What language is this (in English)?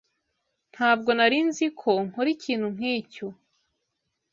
Kinyarwanda